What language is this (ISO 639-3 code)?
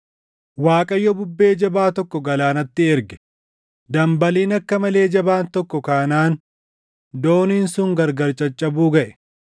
orm